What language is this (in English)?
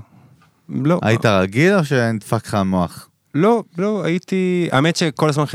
Hebrew